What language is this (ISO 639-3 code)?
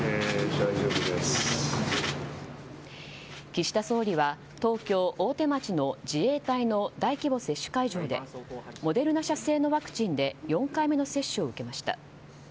jpn